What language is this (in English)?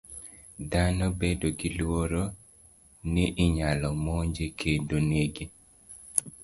Luo (Kenya and Tanzania)